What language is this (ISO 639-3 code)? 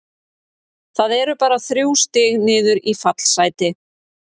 isl